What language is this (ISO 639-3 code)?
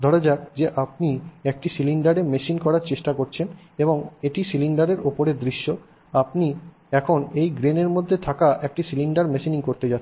ben